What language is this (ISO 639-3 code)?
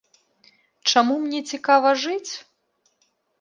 bel